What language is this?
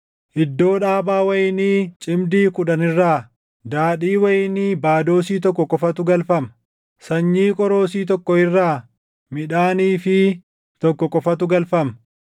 Oromo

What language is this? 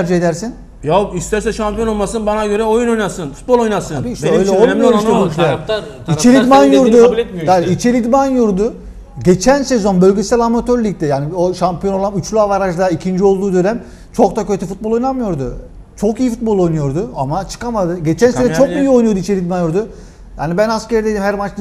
Turkish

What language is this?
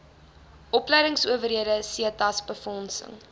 Afrikaans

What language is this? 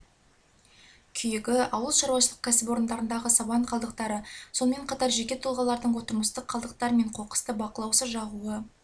Kazakh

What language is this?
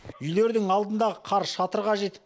Kazakh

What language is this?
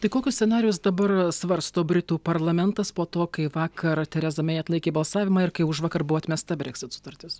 Lithuanian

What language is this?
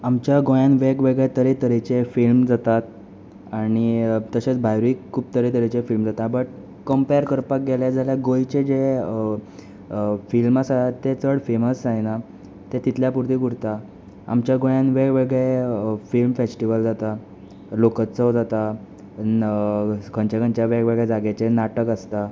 Konkani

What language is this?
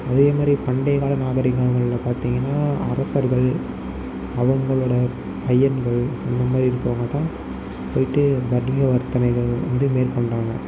Tamil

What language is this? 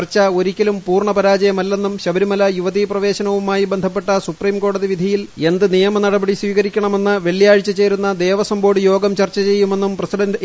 Malayalam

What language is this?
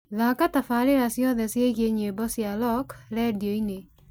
Kikuyu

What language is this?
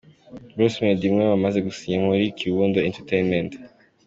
Kinyarwanda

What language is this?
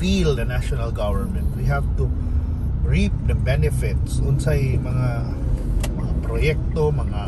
Filipino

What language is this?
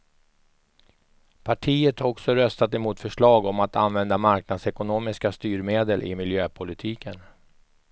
Swedish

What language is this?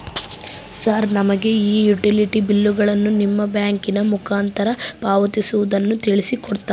Kannada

